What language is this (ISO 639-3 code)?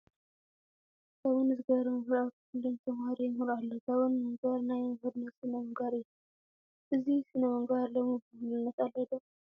tir